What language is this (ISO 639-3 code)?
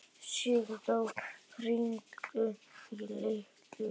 isl